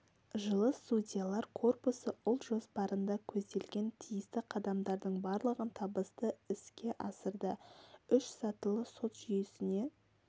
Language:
Kazakh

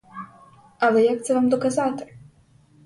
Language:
Ukrainian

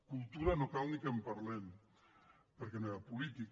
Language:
Catalan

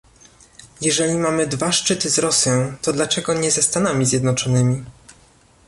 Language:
Polish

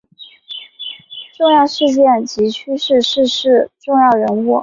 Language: Chinese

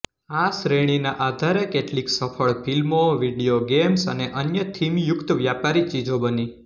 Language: Gujarati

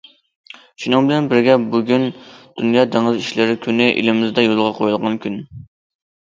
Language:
Uyghur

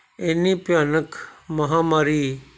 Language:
Punjabi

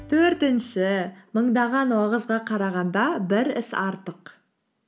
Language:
Kazakh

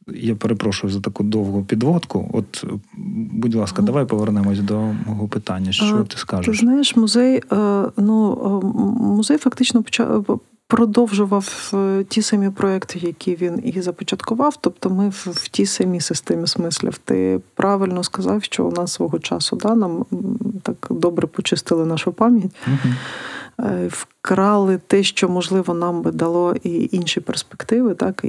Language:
Ukrainian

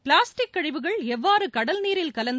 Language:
Tamil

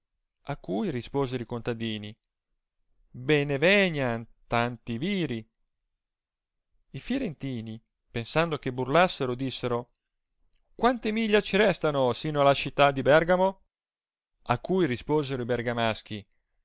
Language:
Italian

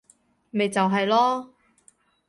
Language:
Cantonese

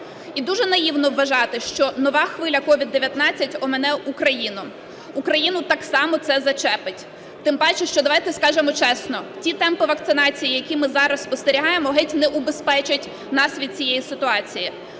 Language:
Ukrainian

